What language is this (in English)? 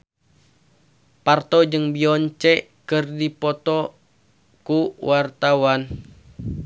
Sundanese